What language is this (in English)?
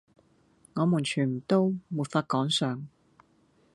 Cantonese